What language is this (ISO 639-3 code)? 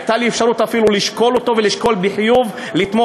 heb